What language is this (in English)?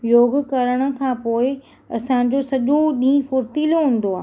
Sindhi